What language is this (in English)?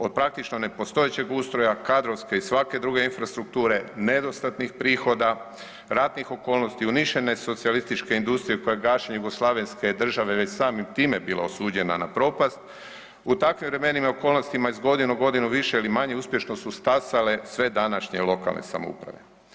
Croatian